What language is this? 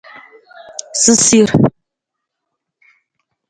Nawdm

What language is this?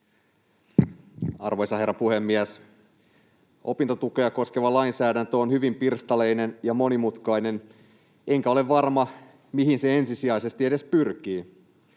Finnish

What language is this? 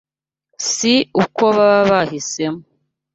Kinyarwanda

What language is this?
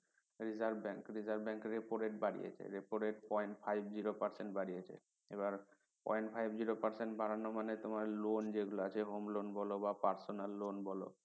Bangla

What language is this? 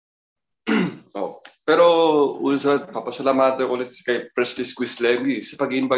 Filipino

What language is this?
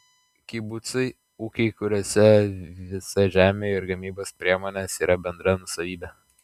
Lithuanian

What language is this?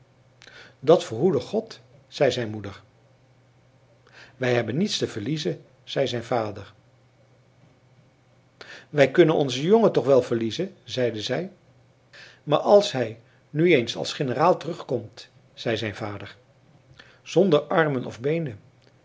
Dutch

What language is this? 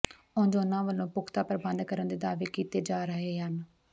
Punjabi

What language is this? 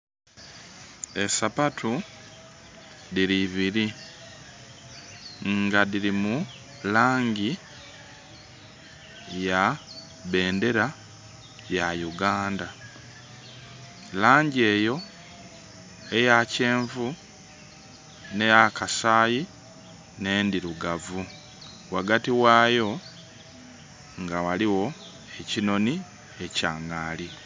Soga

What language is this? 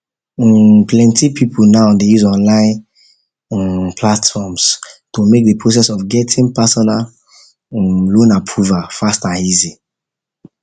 Nigerian Pidgin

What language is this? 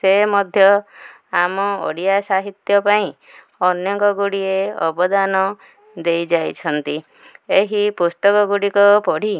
Odia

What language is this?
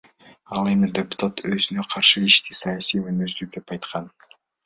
Kyrgyz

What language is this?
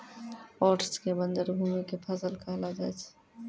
Maithili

